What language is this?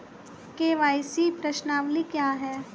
Hindi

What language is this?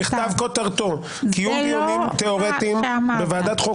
Hebrew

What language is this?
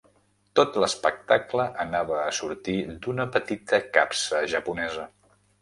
Catalan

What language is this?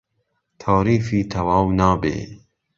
Central Kurdish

